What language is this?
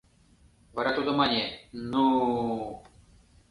Mari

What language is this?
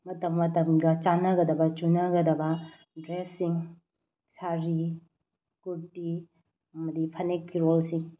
Manipuri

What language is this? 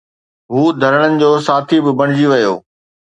Sindhi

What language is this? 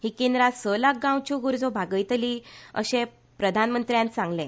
Konkani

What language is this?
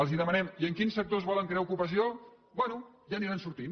Catalan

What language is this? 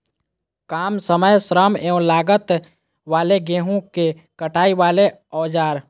Magahi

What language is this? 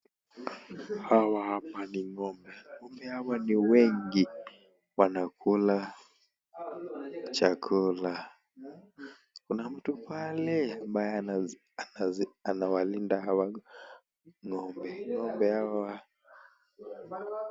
Swahili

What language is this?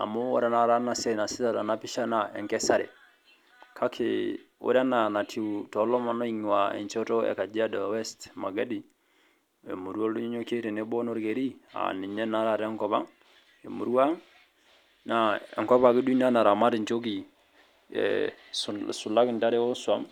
Masai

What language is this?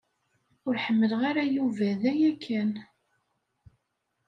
Kabyle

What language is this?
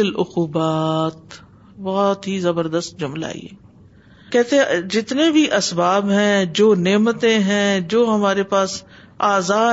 Urdu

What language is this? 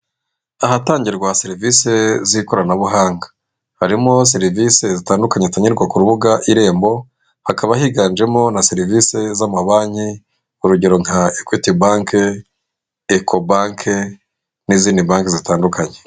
Kinyarwanda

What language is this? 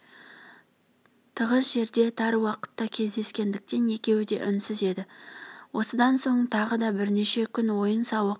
Kazakh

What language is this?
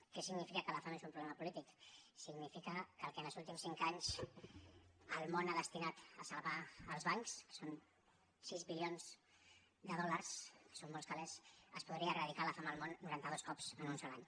Catalan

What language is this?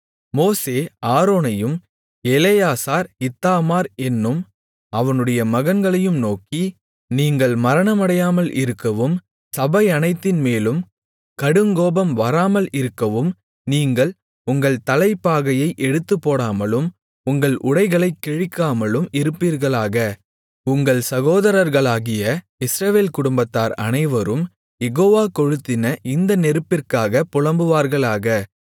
Tamil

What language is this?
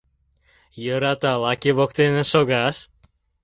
Mari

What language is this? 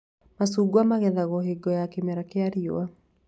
Kikuyu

